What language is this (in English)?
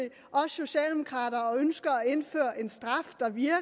Danish